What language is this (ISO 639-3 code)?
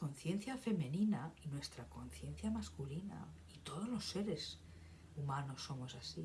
spa